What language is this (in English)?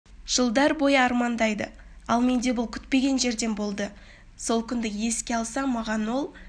Kazakh